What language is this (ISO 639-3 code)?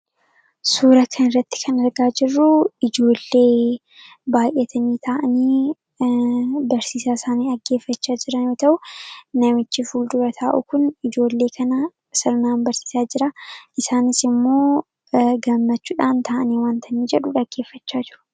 orm